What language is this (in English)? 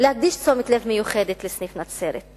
Hebrew